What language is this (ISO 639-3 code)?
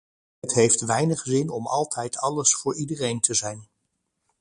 nld